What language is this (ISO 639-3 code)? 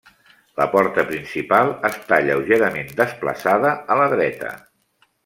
cat